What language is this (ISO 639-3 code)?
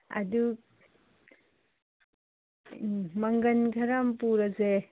mni